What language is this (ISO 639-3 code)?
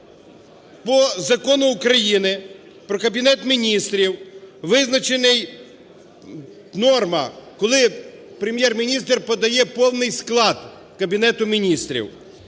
ukr